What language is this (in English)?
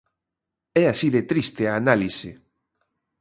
Galician